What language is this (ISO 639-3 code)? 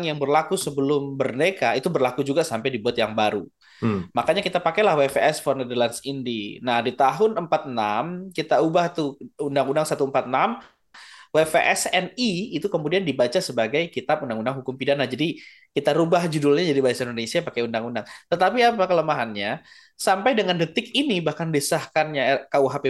ind